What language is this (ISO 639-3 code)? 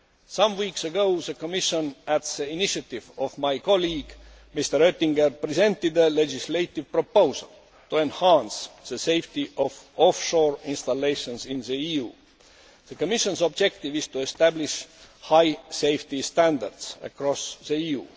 eng